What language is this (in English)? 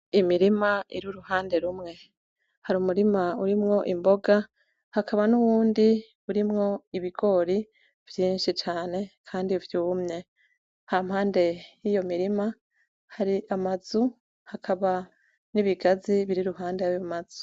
Rundi